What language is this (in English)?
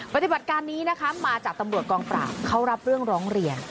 Thai